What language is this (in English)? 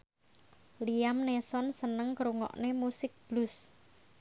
Javanese